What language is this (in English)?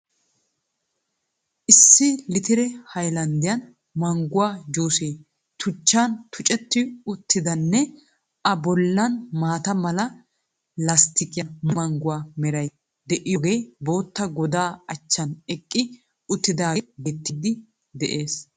Wolaytta